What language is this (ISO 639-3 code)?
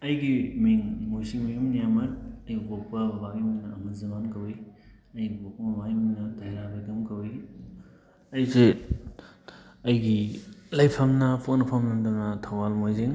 mni